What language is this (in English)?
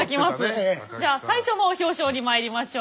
Japanese